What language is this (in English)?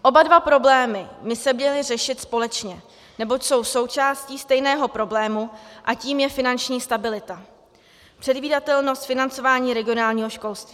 Czech